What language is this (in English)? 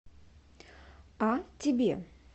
Russian